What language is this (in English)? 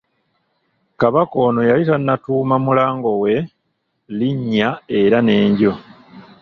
Ganda